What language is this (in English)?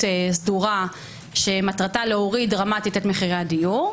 Hebrew